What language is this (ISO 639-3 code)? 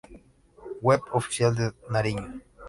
spa